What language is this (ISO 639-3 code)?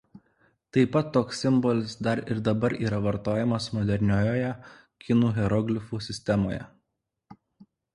lit